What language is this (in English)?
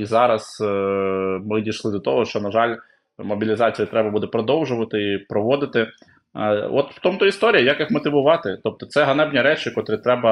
Ukrainian